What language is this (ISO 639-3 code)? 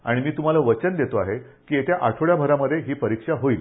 mar